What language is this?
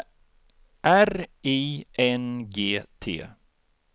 Swedish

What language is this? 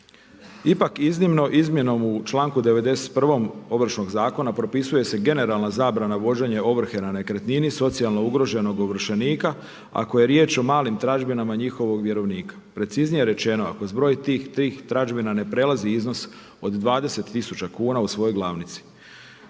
Croatian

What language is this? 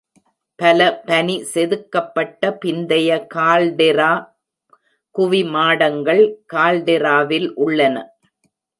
Tamil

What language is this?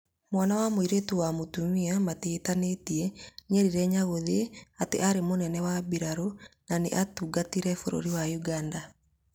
Kikuyu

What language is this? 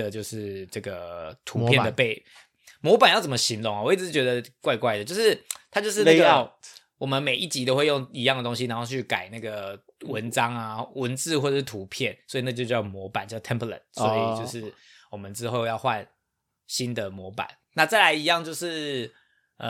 Chinese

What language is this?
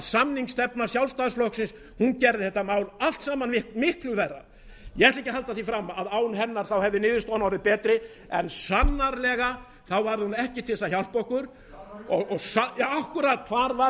Icelandic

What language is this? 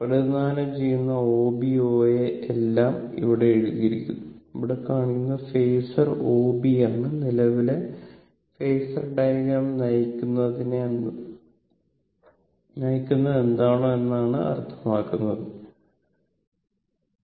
Malayalam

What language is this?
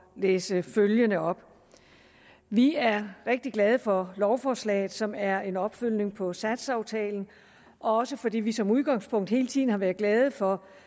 Danish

